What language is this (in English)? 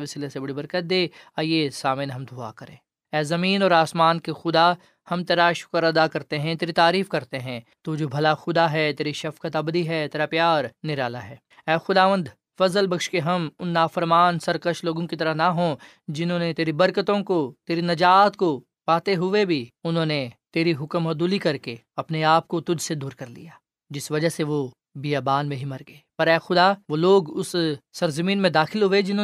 Urdu